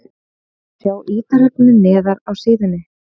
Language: Icelandic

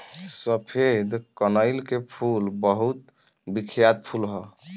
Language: Bhojpuri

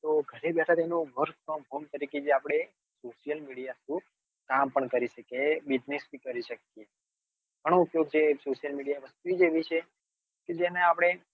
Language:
Gujarati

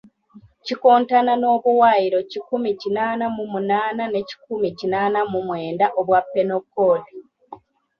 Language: Ganda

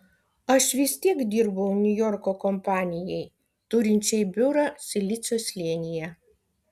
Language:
Lithuanian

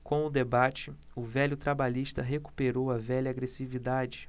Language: Portuguese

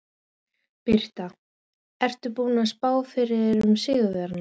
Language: Icelandic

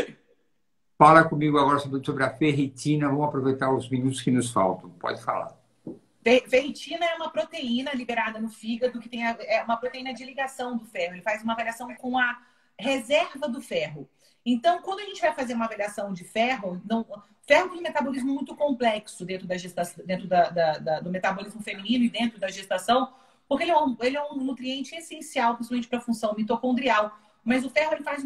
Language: Portuguese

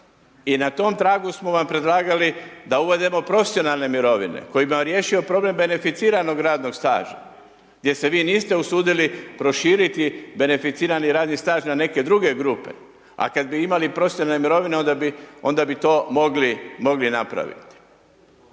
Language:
Croatian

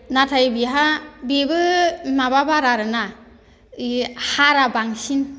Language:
Bodo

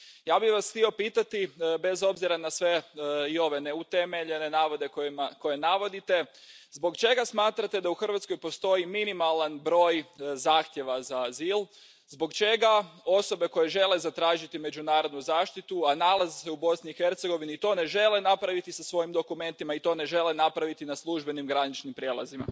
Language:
Croatian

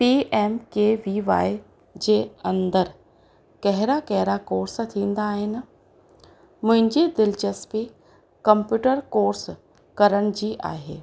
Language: Sindhi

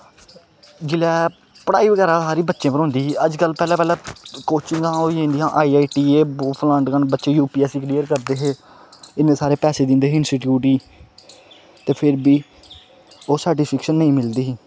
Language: Dogri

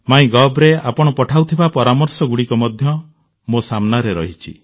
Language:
Odia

